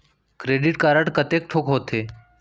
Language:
Chhattisgarhi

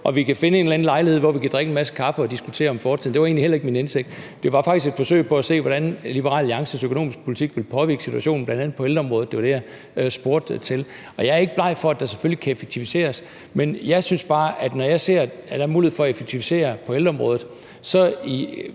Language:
Danish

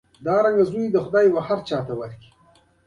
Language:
Pashto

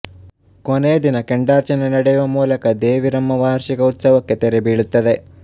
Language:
Kannada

